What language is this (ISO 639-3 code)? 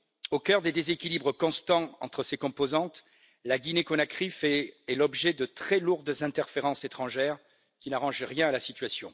fra